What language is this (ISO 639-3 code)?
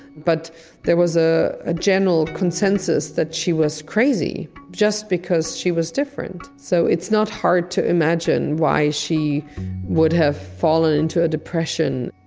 eng